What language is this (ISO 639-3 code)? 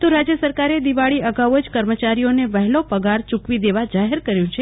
guj